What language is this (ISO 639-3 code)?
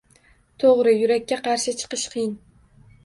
uzb